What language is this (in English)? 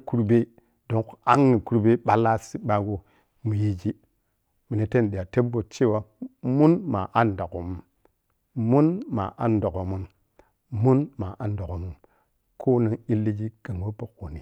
Piya-Kwonci